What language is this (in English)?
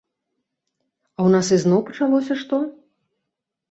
Belarusian